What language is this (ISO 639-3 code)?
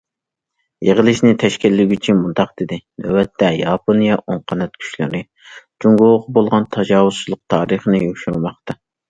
uig